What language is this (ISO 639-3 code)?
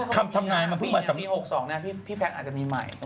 tha